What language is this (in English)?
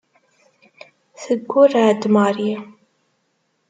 Kabyle